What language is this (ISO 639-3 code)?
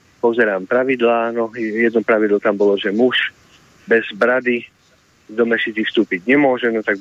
slk